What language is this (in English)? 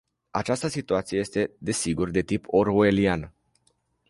Romanian